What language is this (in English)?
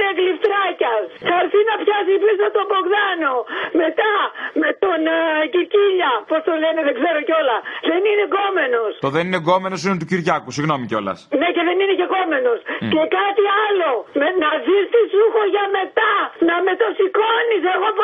Greek